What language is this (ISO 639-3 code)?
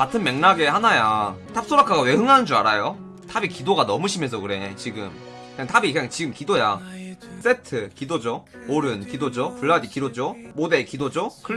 kor